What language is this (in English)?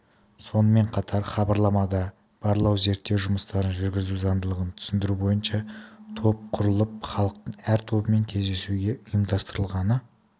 Kazakh